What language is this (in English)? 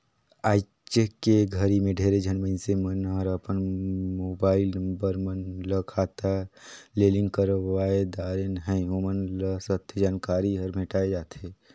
Chhattisgarhi